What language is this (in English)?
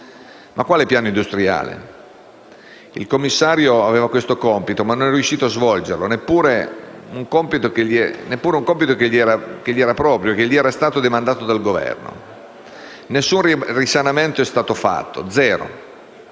Italian